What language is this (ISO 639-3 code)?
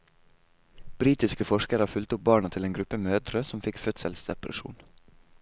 nor